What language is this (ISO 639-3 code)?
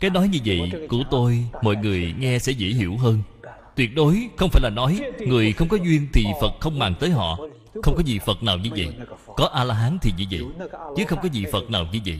vie